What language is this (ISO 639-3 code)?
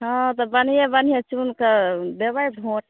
mai